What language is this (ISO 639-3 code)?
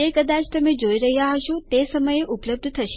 guj